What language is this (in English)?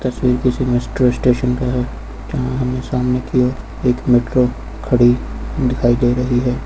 Hindi